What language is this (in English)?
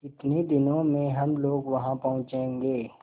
Hindi